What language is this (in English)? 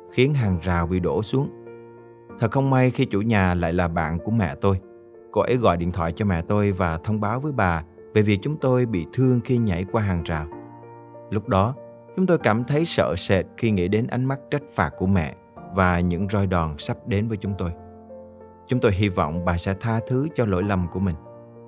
Vietnamese